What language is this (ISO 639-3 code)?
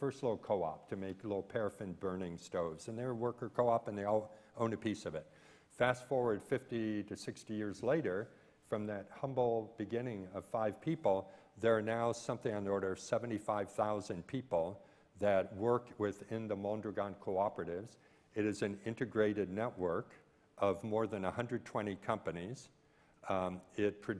eng